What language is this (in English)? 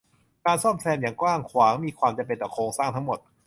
Thai